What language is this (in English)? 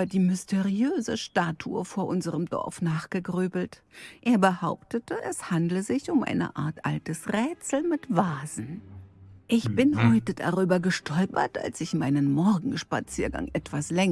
German